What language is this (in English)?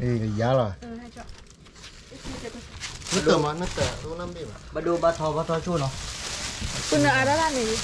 Thai